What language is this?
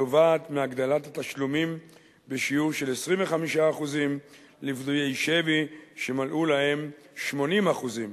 Hebrew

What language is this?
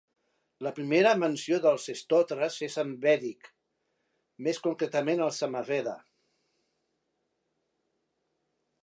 Catalan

